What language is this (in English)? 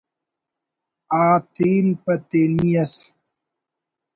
Brahui